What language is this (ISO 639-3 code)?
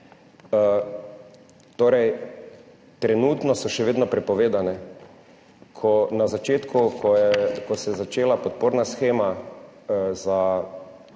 slv